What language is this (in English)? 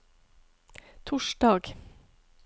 Norwegian